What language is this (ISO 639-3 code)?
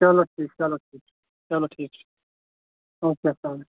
kas